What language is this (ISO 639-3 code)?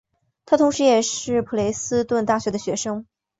zho